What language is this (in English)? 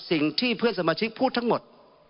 Thai